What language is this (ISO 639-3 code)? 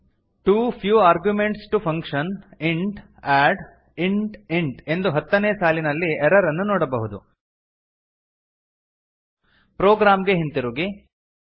kan